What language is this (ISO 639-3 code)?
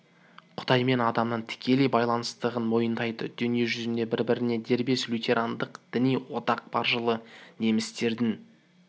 kaz